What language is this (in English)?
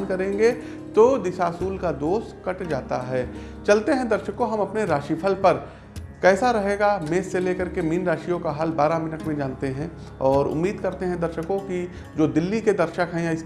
Hindi